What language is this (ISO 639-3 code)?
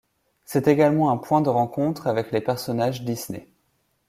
fra